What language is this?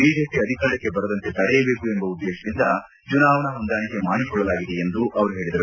Kannada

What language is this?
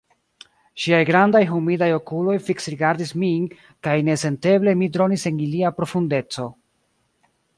Esperanto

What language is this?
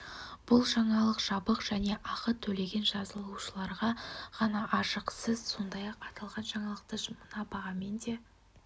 Kazakh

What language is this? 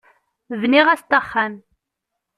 Kabyle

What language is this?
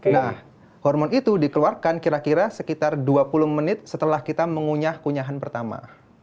Indonesian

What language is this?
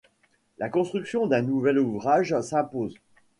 French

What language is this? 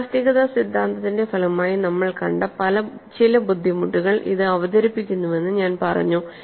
Malayalam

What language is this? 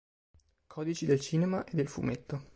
Italian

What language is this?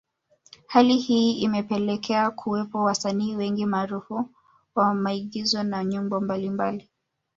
Swahili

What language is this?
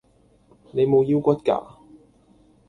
Cantonese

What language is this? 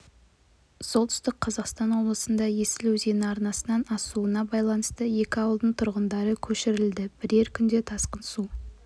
Kazakh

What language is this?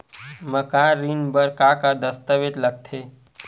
Chhattisgarhi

